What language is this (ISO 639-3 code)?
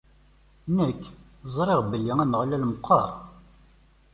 kab